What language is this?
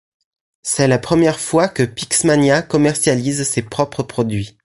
French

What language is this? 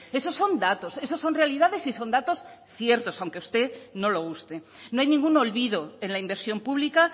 Spanish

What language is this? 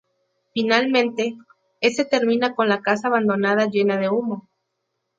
Spanish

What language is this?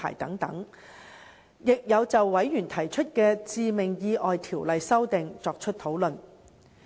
Cantonese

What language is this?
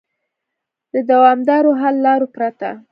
Pashto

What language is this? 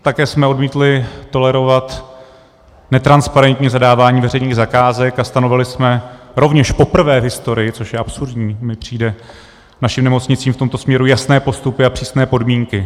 Czech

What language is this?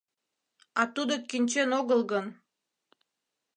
Mari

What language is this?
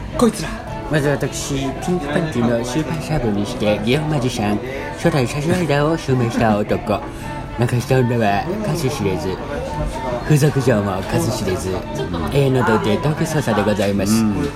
Japanese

